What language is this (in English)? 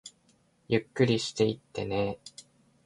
Japanese